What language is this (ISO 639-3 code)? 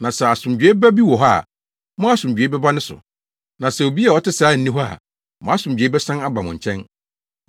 aka